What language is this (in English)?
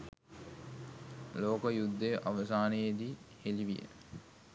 Sinhala